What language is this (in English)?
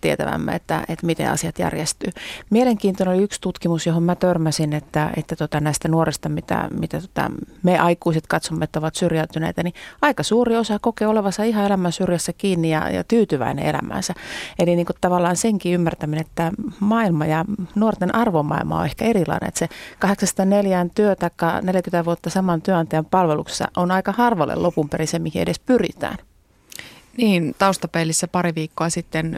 Finnish